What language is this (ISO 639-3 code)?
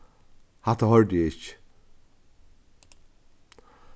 fao